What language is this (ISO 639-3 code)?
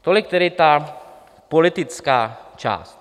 ces